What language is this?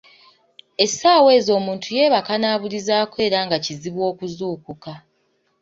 Ganda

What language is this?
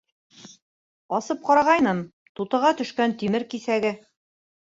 Bashkir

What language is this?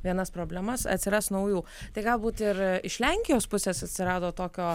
Lithuanian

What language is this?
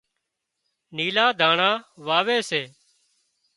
Wadiyara Koli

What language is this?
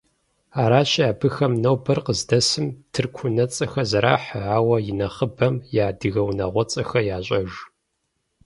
Kabardian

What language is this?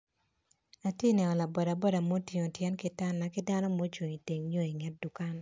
Acoli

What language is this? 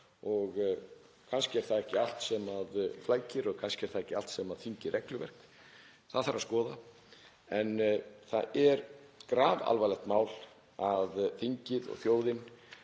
Icelandic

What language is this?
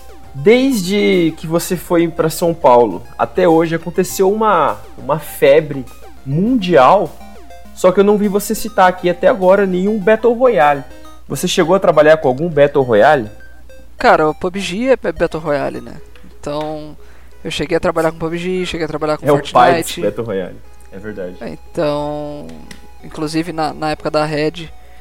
Portuguese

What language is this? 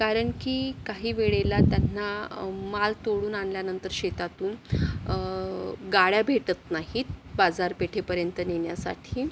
Marathi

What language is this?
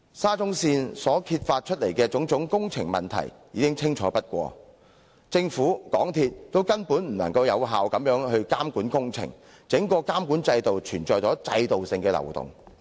Cantonese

